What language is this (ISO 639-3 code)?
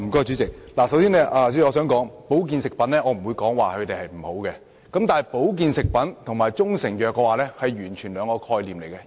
yue